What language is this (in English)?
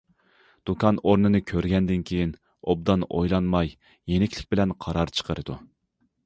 Uyghur